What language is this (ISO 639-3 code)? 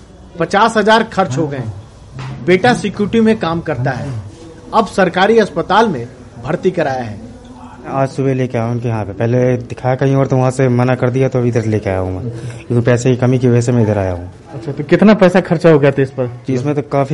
hin